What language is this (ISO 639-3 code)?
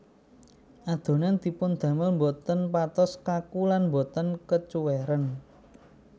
jav